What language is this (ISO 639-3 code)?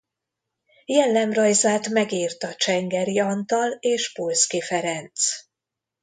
hun